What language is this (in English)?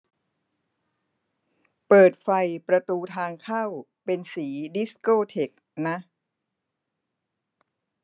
Thai